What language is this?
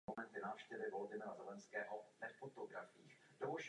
Czech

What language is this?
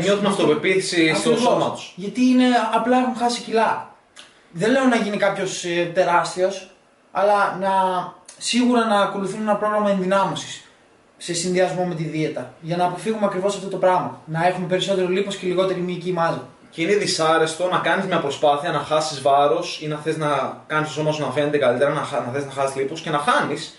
Greek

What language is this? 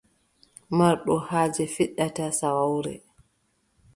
Adamawa Fulfulde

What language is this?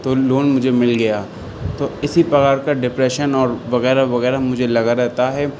Urdu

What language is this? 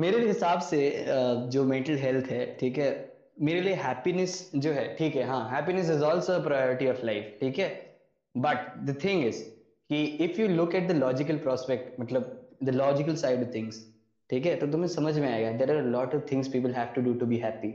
Hindi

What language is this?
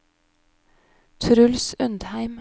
Norwegian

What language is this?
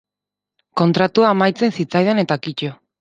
Basque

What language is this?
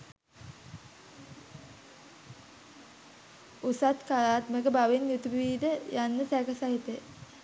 Sinhala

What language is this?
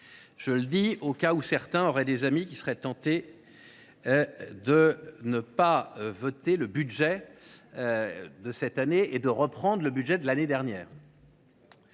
French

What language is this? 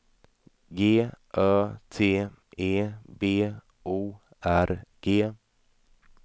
Swedish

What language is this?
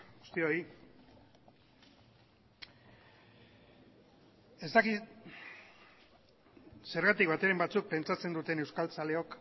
Basque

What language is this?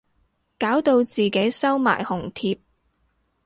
Cantonese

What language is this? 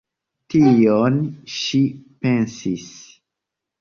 Esperanto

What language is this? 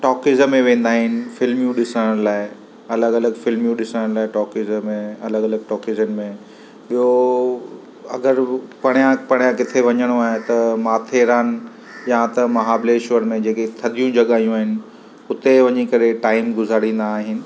Sindhi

